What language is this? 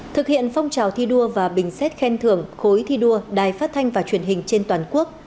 Vietnamese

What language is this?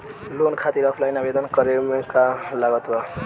Bhojpuri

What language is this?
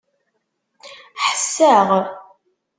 Kabyle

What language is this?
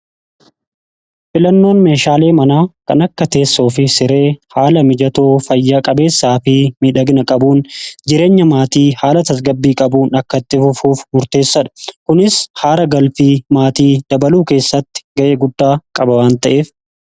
Oromo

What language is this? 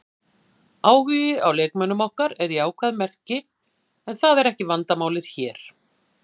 Icelandic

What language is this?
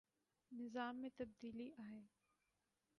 Urdu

